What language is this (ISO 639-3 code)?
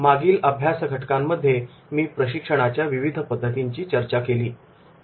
mar